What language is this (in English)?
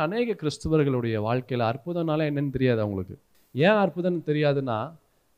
Tamil